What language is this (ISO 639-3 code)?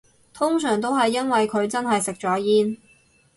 yue